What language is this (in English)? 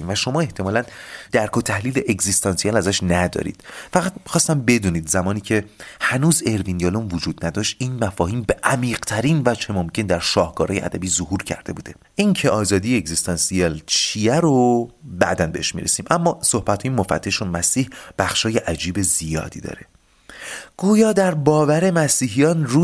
Persian